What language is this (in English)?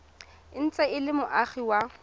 Tswana